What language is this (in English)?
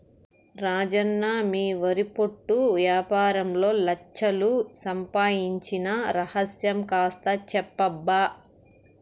Telugu